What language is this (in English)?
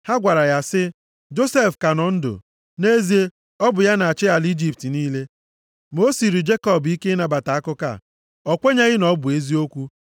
Igbo